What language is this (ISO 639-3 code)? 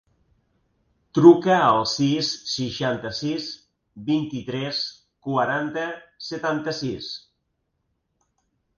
cat